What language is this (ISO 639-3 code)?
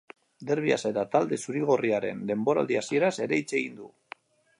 eus